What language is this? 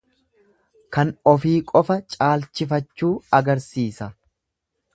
Oromo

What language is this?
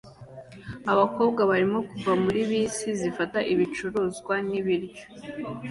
Kinyarwanda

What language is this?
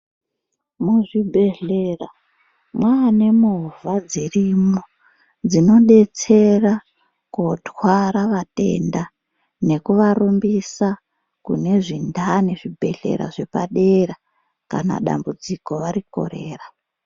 Ndau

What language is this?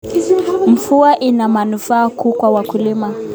Kalenjin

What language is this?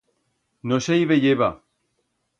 Aragonese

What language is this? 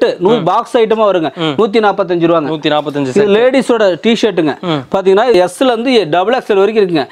Indonesian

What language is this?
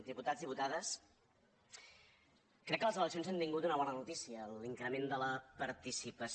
Catalan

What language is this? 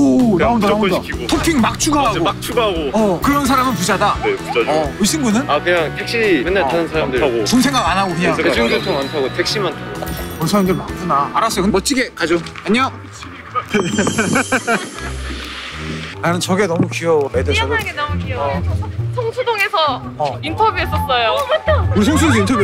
Korean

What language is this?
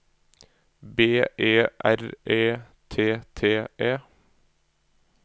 Norwegian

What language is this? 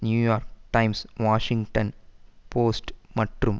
Tamil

